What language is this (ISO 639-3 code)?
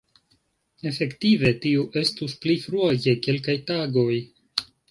epo